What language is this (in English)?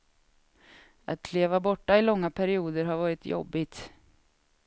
Swedish